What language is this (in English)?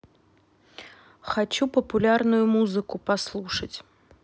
Russian